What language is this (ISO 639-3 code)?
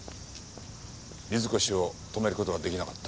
jpn